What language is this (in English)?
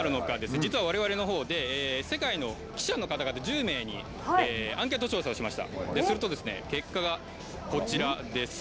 Japanese